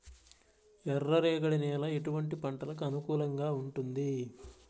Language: Telugu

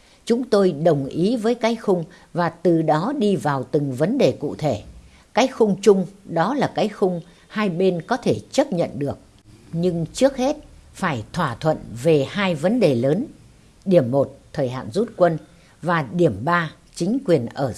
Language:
Vietnamese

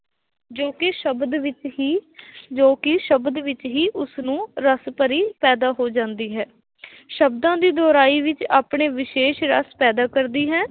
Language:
Punjabi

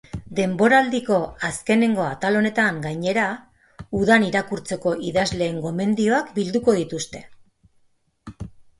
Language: Basque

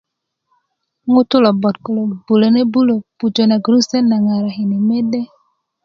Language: Kuku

